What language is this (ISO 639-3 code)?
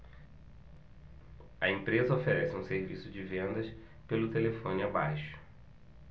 por